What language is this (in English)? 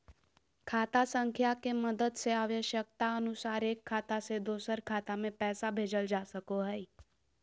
Magahi